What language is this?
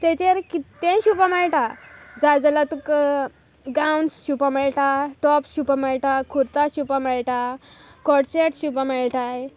Konkani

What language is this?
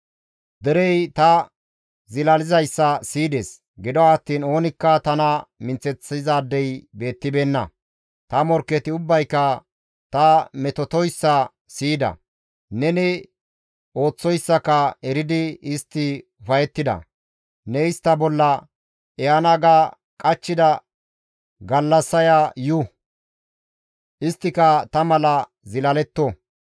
Gamo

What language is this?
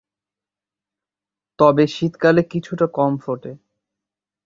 Bangla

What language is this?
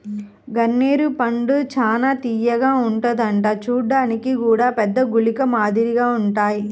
Telugu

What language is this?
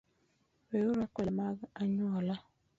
Luo (Kenya and Tanzania)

